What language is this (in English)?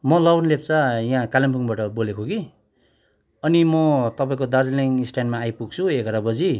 Nepali